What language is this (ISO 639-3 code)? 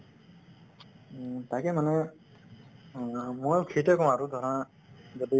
asm